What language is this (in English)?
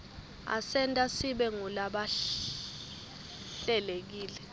Swati